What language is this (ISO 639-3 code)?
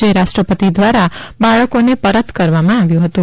guj